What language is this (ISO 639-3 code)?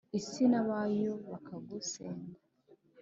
kin